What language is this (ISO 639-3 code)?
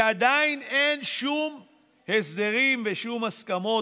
heb